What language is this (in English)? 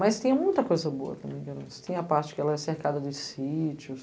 Portuguese